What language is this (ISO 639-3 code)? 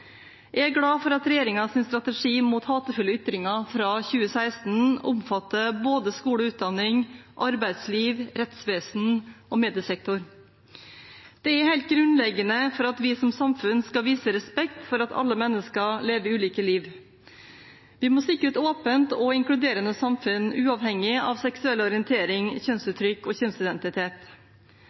nob